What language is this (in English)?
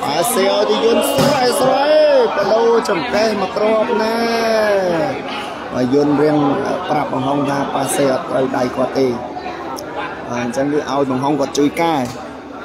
Thai